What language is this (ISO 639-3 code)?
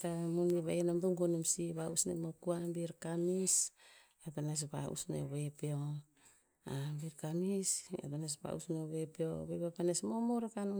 tpz